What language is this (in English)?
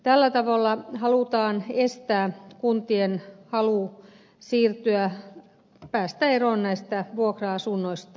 Finnish